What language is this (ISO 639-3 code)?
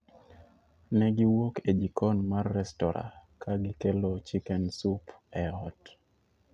luo